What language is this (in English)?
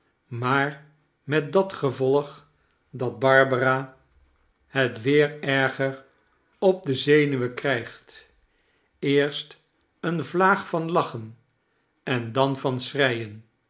Dutch